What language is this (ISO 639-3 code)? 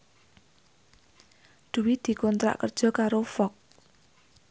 jav